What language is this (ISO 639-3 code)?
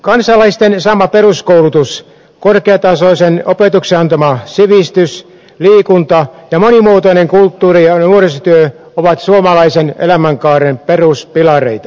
fin